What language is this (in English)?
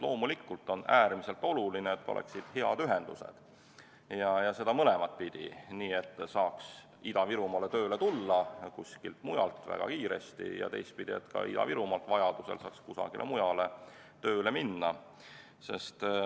Estonian